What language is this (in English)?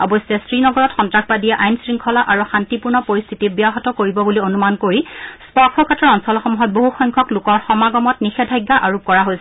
Assamese